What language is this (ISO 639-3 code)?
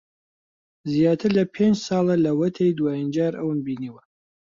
ckb